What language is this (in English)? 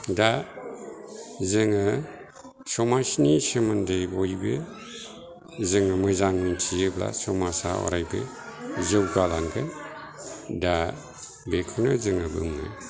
Bodo